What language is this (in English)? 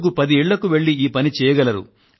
Telugu